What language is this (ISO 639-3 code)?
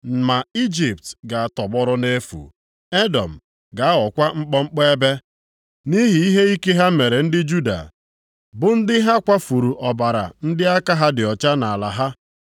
ibo